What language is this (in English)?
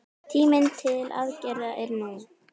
Icelandic